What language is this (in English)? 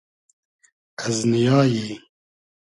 Hazaragi